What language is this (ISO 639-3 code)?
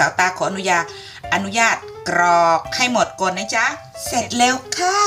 tha